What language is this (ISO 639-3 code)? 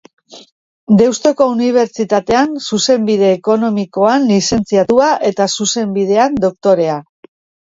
eus